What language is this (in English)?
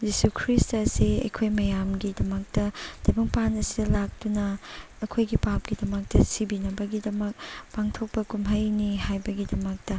Manipuri